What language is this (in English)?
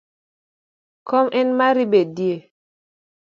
Luo (Kenya and Tanzania)